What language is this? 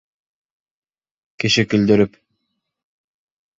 Bashkir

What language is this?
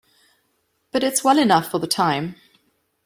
English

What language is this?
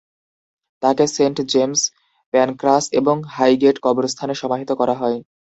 Bangla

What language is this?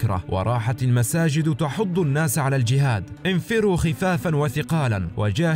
Arabic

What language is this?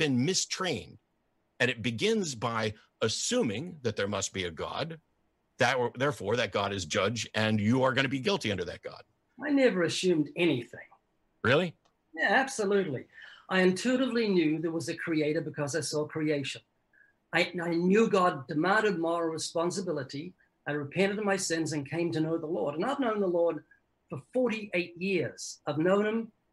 English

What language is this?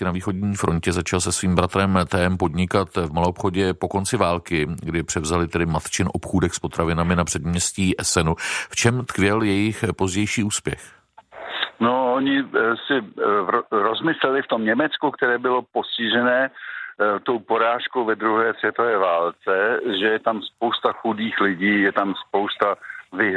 Czech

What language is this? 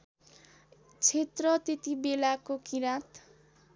Nepali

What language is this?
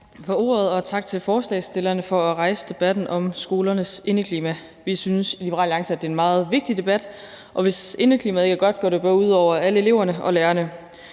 Danish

